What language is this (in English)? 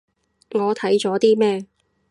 Cantonese